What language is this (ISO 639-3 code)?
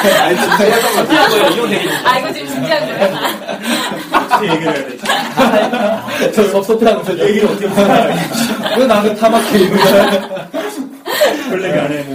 kor